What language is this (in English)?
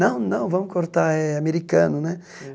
Portuguese